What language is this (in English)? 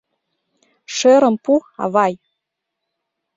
Mari